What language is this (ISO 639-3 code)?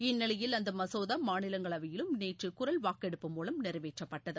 tam